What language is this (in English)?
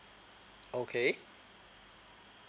English